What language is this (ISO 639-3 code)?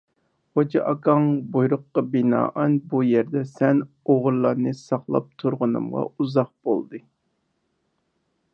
uig